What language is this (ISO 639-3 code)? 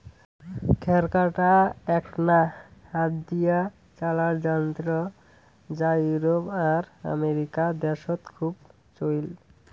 ben